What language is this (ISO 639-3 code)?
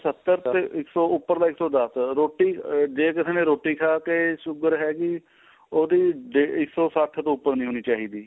pan